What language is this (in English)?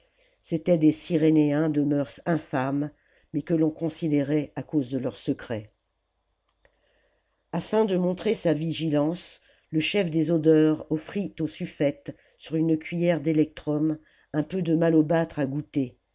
French